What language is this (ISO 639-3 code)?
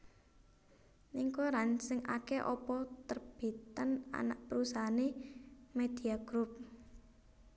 jav